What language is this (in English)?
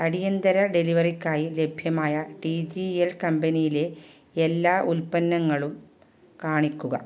Malayalam